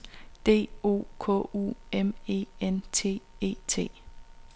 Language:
Danish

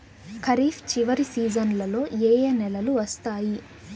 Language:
Telugu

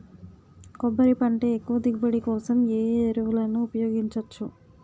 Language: Telugu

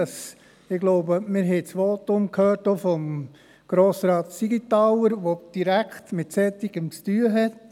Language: Swiss German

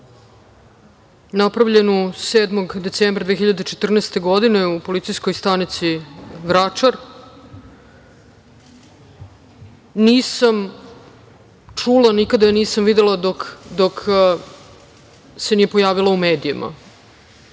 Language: Serbian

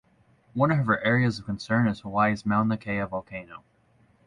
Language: English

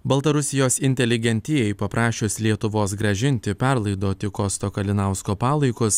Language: Lithuanian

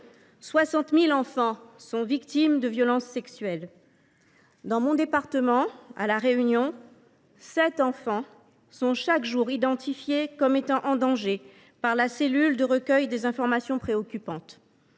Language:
French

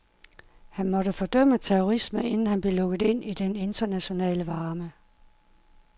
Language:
Danish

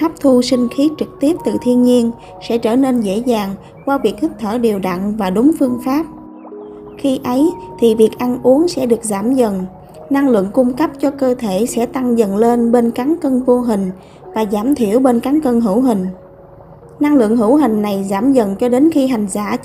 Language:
Vietnamese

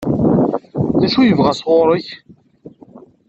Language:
Kabyle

